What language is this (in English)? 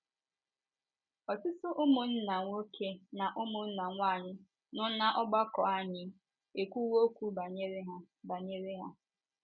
Igbo